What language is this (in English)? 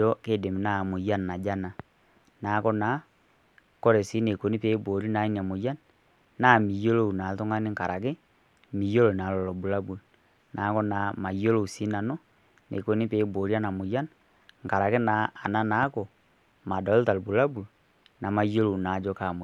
Masai